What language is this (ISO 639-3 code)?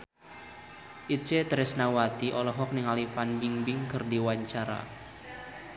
sun